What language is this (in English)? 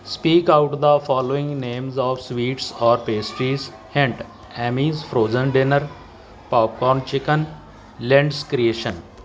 Punjabi